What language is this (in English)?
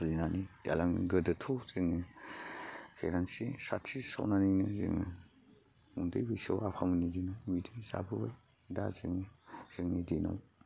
Bodo